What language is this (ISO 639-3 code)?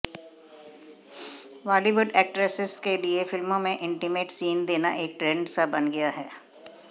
hin